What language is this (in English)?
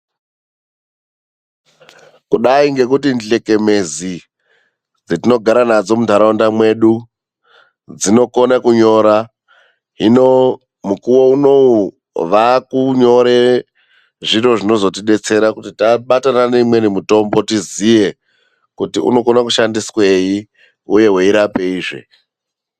Ndau